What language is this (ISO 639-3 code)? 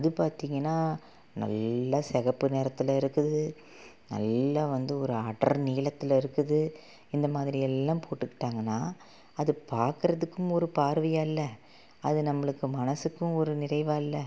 tam